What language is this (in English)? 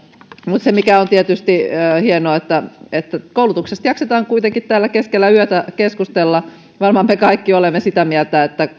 Finnish